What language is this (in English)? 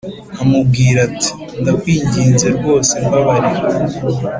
Kinyarwanda